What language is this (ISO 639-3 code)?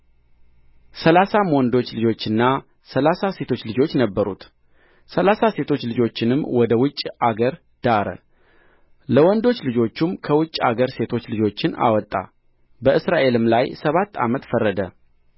amh